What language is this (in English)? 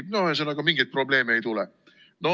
Estonian